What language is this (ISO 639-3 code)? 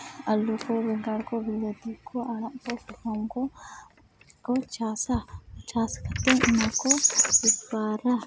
sat